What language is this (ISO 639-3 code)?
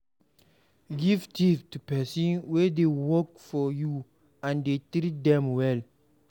pcm